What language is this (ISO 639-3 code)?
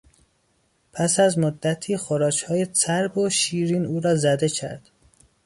fas